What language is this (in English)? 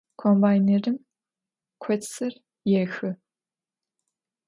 Adyghe